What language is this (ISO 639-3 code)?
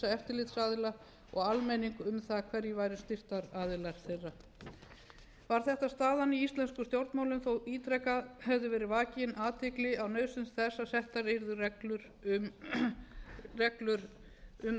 isl